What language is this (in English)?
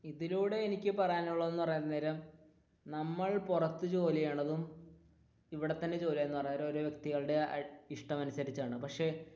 Malayalam